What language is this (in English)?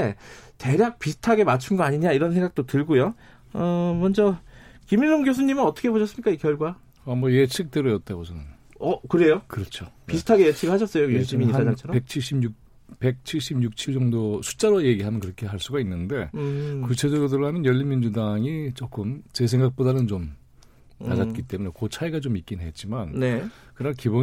Korean